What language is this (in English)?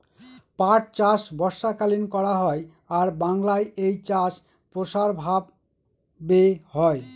Bangla